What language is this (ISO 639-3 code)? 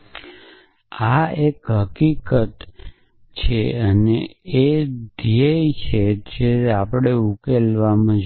guj